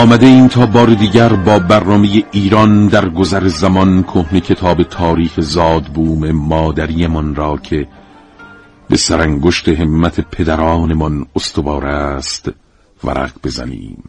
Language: Persian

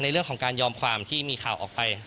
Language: Thai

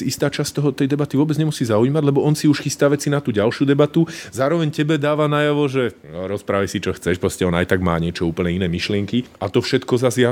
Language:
Slovak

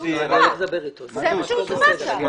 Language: Hebrew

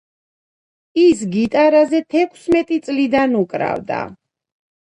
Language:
Georgian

